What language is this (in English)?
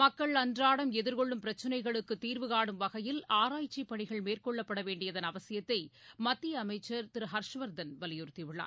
Tamil